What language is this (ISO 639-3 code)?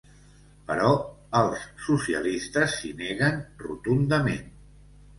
cat